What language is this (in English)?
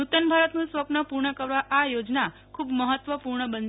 Gujarati